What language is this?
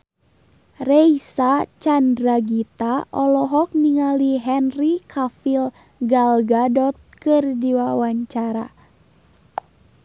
Sundanese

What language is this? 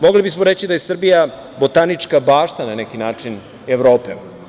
Serbian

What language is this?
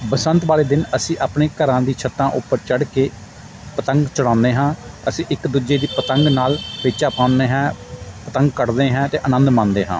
Punjabi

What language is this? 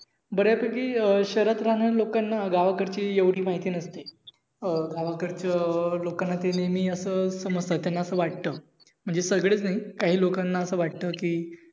Marathi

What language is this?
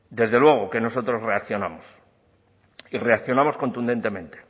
Spanish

